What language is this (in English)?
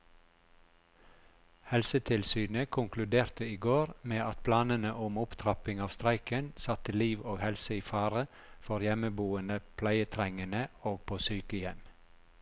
Norwegian